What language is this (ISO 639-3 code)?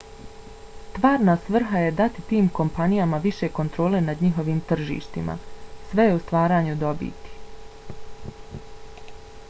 bos